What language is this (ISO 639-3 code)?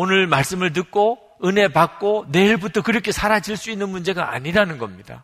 kor